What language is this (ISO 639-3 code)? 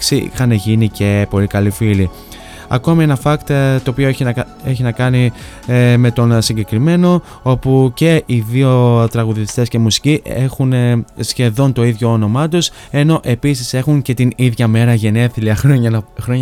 ell